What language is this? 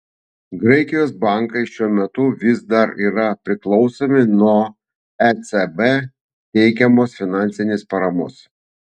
Lithuanian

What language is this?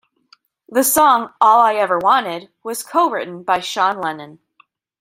English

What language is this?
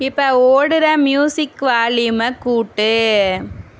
Tamil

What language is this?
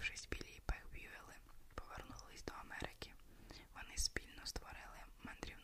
Ukrainian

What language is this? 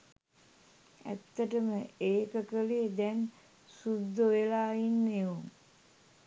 Sinhala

